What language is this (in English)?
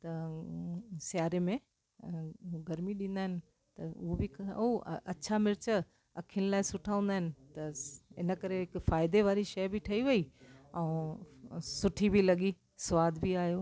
Sindhi